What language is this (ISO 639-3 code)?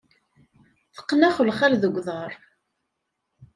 kab